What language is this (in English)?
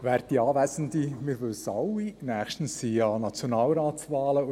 Swiss German